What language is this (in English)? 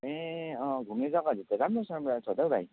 Nepali